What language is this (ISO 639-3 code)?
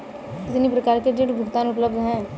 hin